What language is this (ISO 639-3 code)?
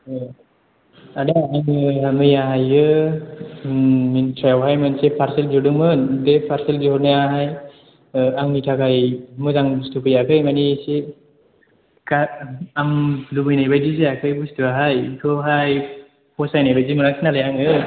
brx